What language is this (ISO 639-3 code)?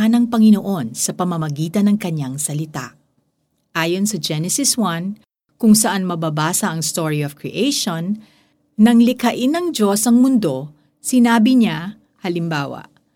fil